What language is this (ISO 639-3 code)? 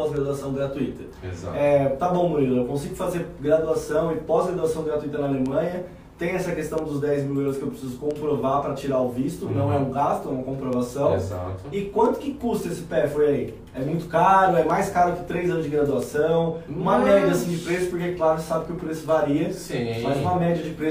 por